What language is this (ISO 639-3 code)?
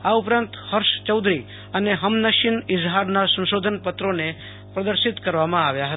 guj